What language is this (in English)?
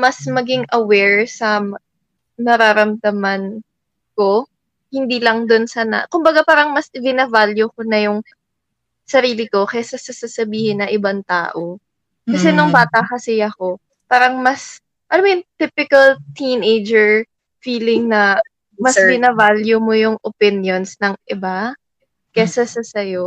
Filipino